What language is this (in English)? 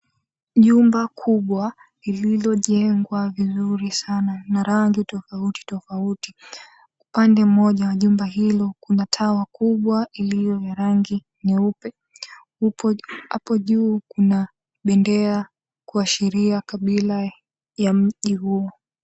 Swahili